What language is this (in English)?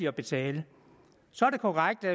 Danish